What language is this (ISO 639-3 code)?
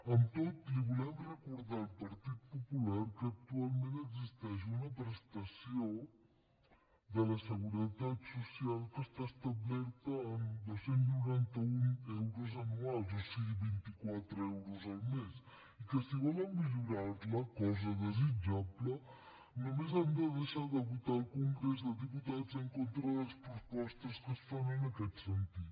cat